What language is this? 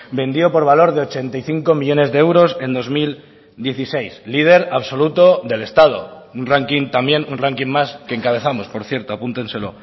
Spanish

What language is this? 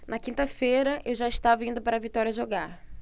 Portuguese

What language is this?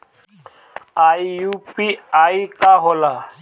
Bhojpuri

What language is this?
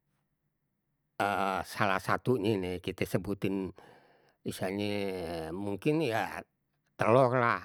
Betawi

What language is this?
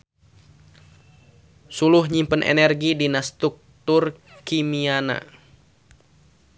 Sundanese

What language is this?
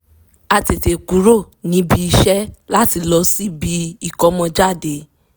Yoruba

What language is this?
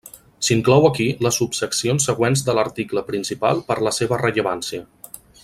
Catalan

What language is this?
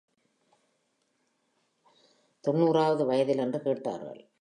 Tamil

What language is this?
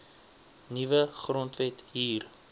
Afrikaans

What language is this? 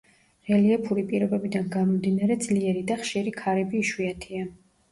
Georgian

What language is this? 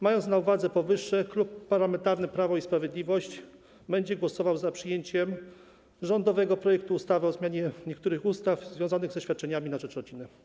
Polish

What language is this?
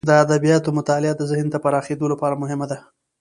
Pashto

